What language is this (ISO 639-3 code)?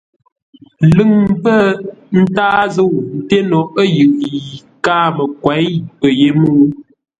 nla